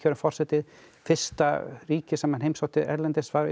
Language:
Icelandic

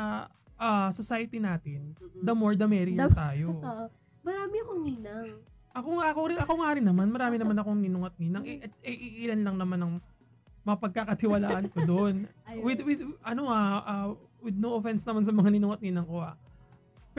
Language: Filipino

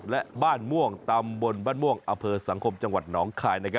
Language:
Thai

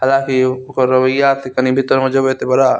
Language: Maithili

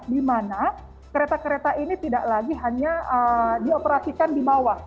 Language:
Indonesian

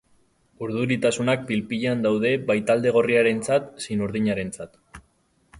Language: Basque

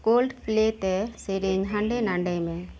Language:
Santali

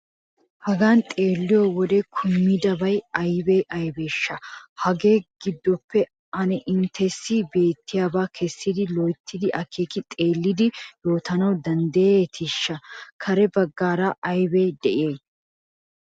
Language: Wolaytta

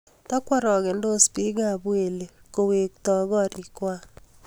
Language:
Kalenjin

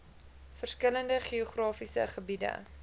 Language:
Afrikaans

